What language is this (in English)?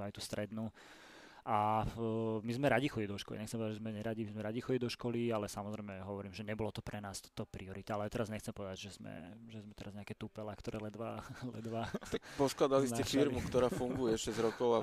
Slovak